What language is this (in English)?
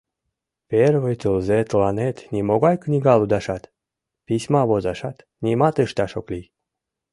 Mari